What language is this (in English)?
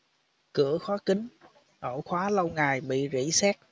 Vietnamese